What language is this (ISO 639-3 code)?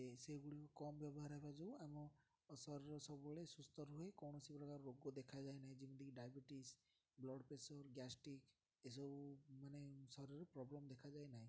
ori